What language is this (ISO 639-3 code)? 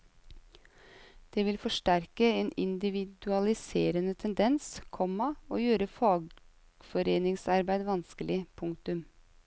nor